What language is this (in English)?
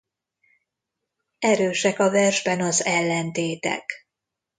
Hungarian